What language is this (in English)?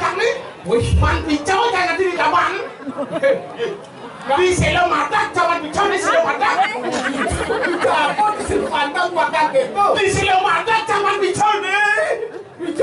Indonesian